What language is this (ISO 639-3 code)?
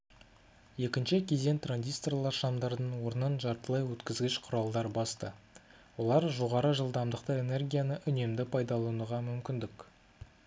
kaz